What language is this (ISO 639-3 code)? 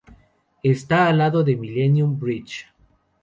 spa